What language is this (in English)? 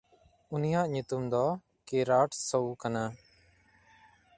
Santali